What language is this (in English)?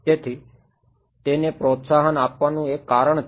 Gujarati